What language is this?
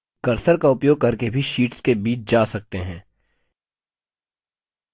Hindi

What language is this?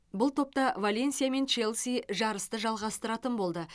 Kazakh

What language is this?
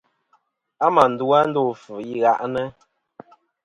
Kom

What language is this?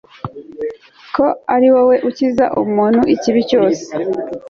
Kinyarwanda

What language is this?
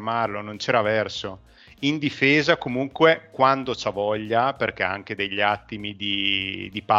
Italian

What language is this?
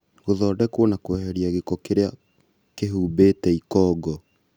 Kikuyu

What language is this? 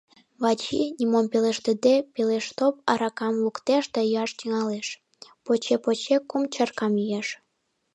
Mari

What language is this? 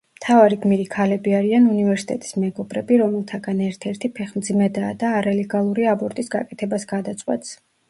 Georgian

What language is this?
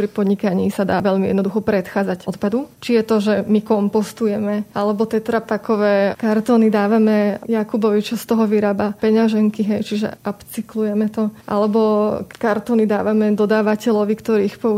Slovak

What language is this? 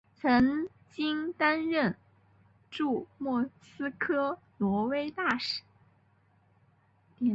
Chinese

